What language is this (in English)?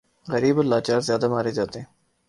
Urdu